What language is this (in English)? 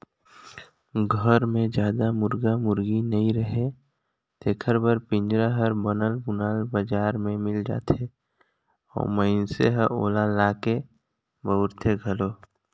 Chhattisgarhi